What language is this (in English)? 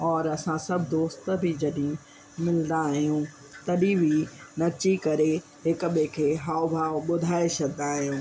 Sindhi